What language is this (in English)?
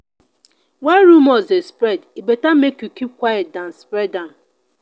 Nigerian Pidgin